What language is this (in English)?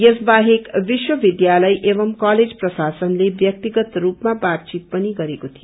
Nepali